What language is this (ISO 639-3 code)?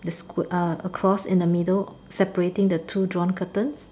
eng